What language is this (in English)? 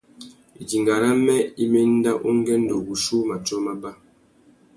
Tuki